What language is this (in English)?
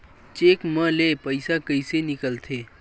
Chhattisgarhi